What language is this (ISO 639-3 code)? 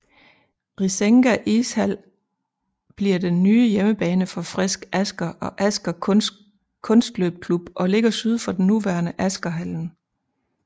dan